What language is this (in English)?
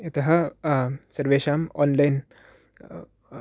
Sanskrit